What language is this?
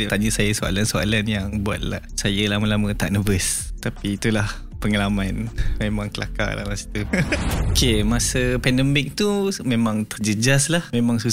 Malay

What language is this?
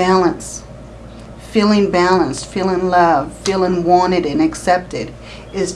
English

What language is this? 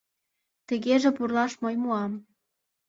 Mari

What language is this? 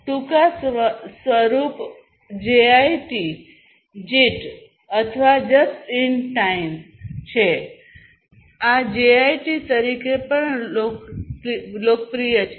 Gujarati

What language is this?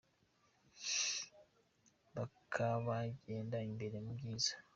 Kinyarwanda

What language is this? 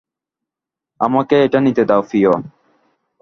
Bangla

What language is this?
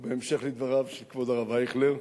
Hebrew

